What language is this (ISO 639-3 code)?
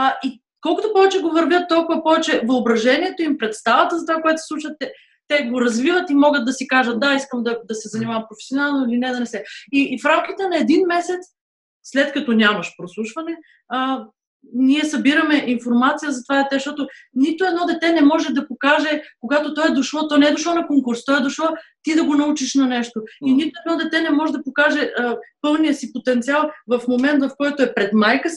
bul